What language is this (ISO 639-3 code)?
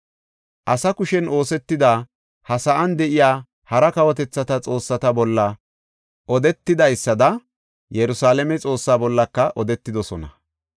gof